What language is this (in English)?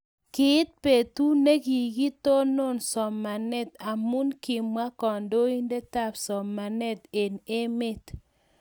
Kalenjin